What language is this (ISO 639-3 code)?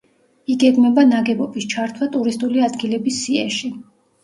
kat